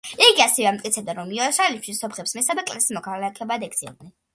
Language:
Georgian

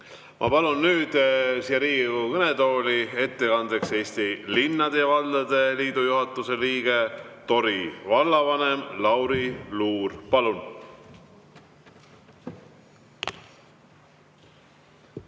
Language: Estonian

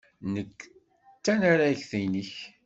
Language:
Kabyle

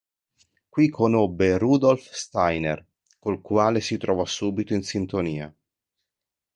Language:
Italian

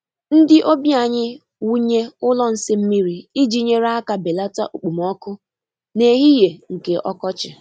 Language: Igbo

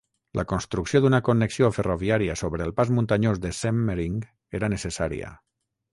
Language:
Catalan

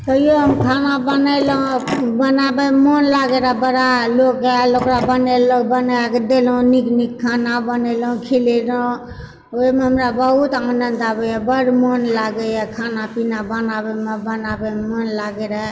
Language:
Maithili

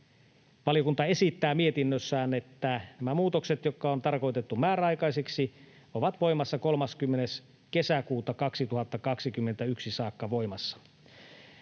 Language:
Finnish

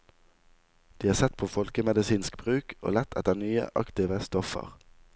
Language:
Norwegian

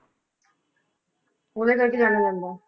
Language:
Punjabi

